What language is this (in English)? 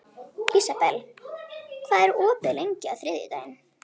Icelandic